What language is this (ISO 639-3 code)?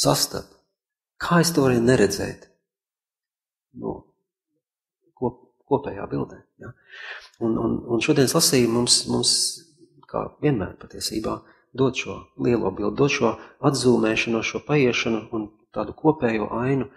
lav